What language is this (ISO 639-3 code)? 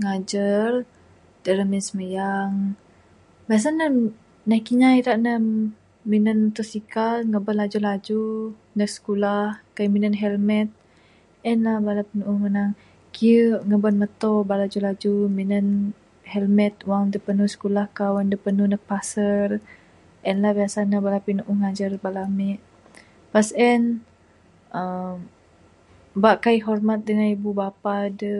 sdo